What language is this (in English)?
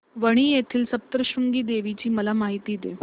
Marathi